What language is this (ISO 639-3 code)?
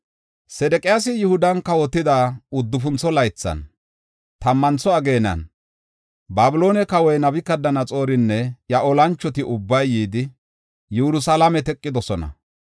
gof